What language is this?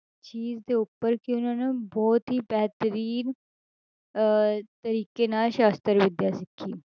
Punjabi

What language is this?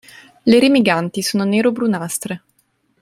Italian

